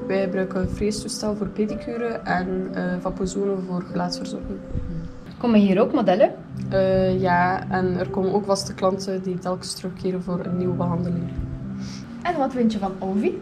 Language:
Dutch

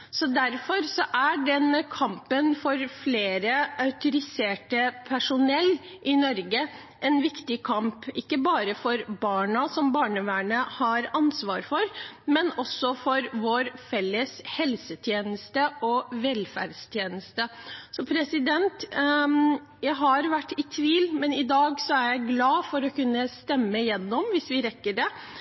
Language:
Norwegian Bokmål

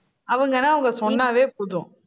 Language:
Tamil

